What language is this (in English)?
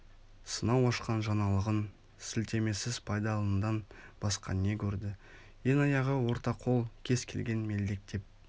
Kazakh